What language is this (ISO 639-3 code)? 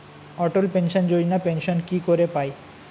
ben